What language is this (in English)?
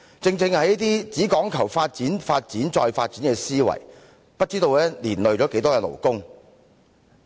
Cantonese